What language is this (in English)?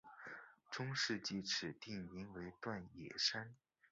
Chinese